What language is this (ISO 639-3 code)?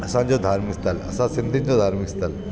snd